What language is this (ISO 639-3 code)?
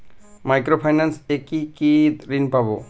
ben